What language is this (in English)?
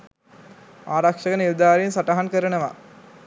Sinhala